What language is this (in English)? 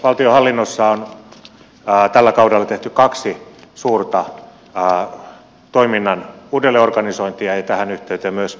Finnish